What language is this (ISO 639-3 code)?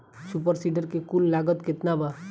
bho